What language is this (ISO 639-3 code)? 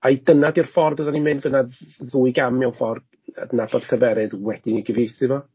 cym